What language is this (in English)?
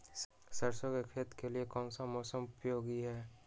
Magahi